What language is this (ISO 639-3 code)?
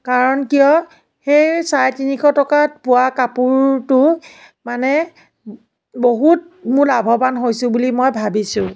asm